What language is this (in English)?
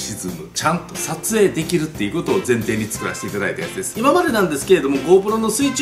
Japanese